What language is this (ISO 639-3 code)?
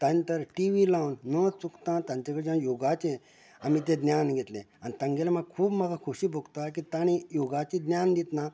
kok